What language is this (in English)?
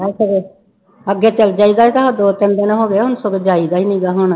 Punjabi